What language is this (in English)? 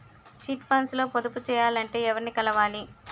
Telugu